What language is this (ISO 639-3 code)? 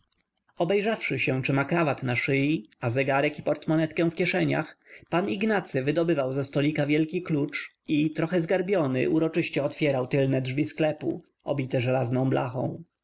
pol